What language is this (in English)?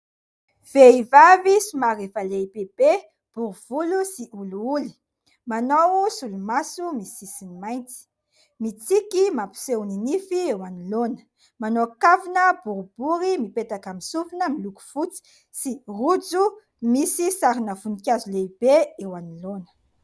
Malagasy